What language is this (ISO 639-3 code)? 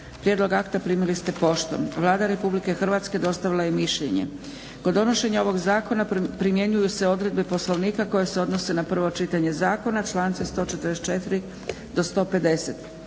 hrv